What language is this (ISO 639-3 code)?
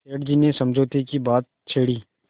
hin